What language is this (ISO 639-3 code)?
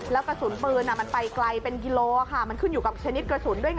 tha